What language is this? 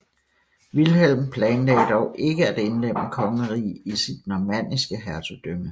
Danish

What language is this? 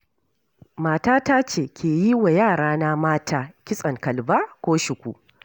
Hausa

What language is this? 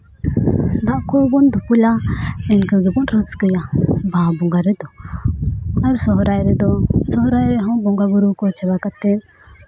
Santali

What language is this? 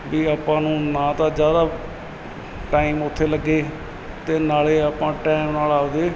Punjabi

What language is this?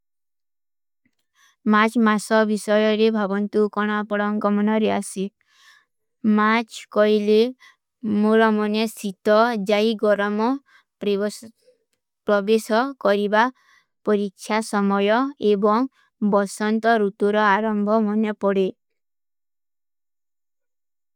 Kui (India)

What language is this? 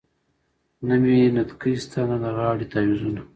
Pashto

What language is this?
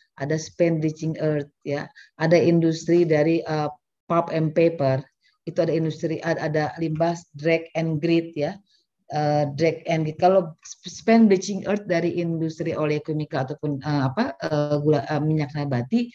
Indonesian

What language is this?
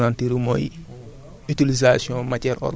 Wolof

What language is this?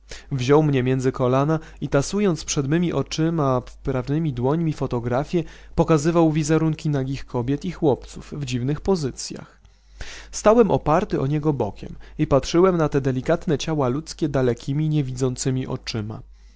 Polish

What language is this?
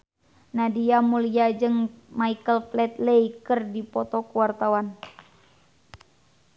Sundanese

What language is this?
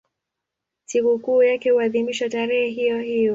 Swahili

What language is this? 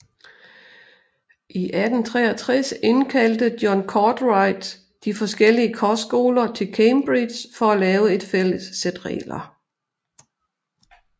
Danish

